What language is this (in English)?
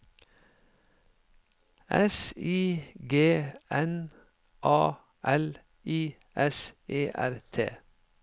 Norwegian